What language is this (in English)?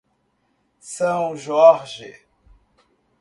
Portuguese